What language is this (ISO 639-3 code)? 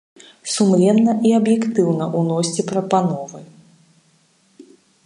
bel